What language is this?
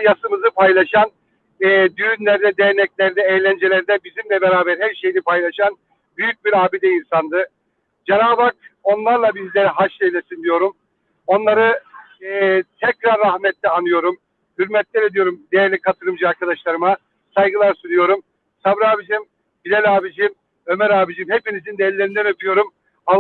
Turkish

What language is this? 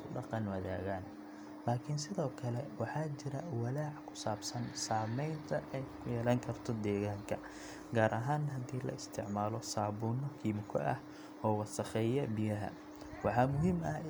Somali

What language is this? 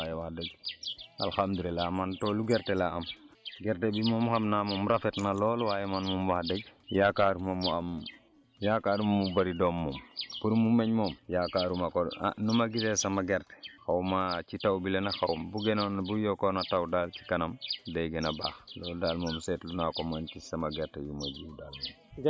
Wolof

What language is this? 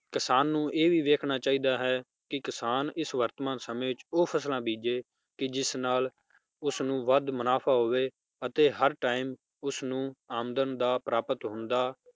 Punjabi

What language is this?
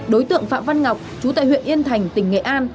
Vietnamese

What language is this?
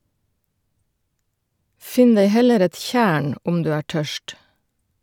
Norwegian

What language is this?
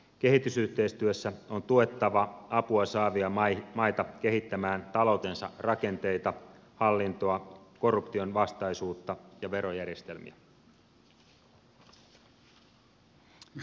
Finnish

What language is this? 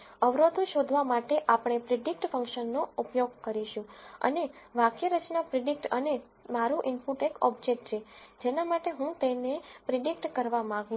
Gujarati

